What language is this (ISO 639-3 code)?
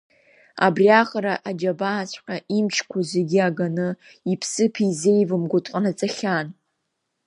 abk